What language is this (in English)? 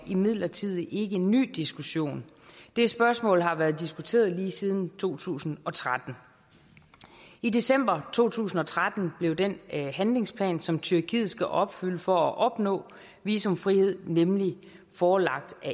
Danish